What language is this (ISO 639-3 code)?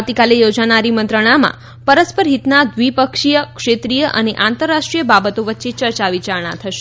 guj